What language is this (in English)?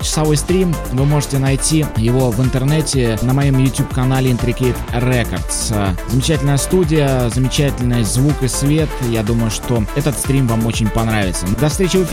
Russian